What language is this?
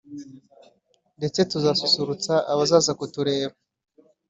Kinyarwanda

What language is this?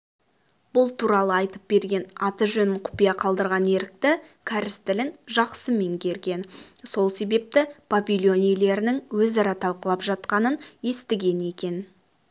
Kazakh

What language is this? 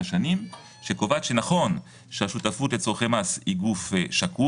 Hebrew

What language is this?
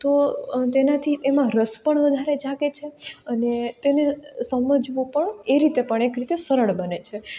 Gujarati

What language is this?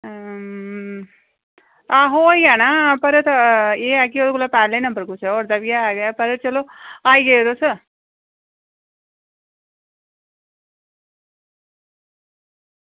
Dogri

